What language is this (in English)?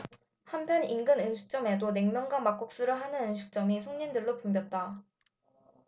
Korean